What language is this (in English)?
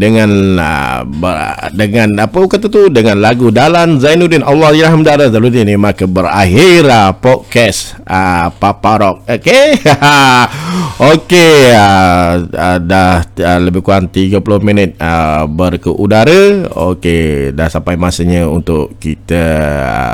Malay